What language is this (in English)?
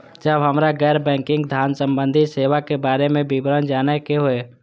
Maithili